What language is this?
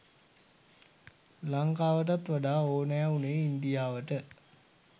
Sinhala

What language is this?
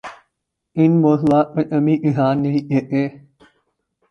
Urdu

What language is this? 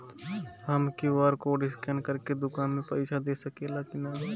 Bhojpuri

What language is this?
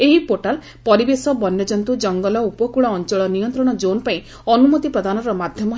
Odia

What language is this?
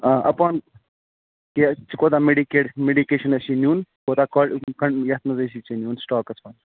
Kashmiri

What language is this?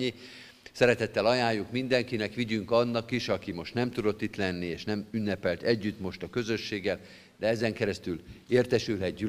Hungarian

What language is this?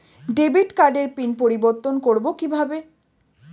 Bangla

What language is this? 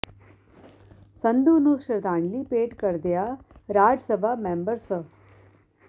Punjabi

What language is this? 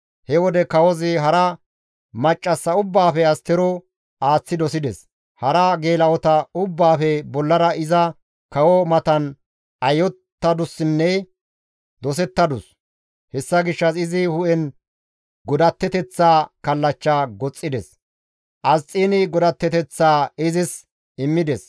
Gamo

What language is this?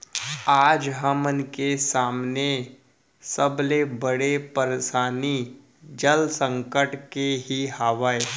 Chhattisgarhi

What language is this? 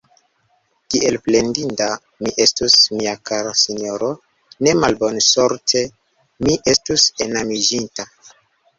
Esperanto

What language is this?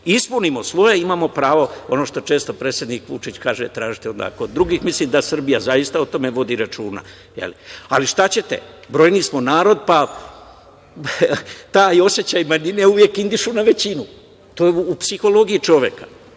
Serbian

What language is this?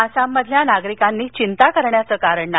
Marathi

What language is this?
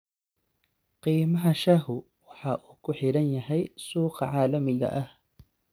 Somali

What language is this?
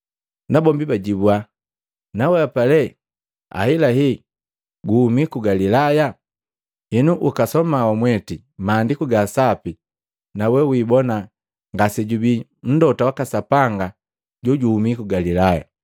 Matengo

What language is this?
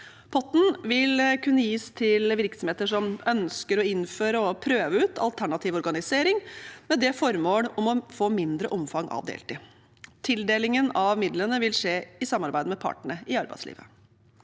Norwegian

